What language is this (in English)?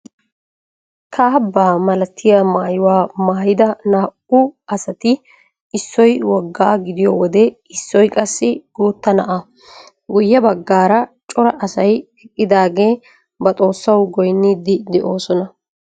Wolaytta